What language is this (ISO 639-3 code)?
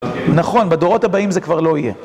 heb